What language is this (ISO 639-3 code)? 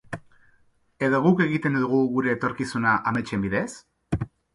eus